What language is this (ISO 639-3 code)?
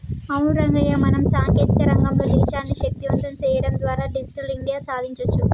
tel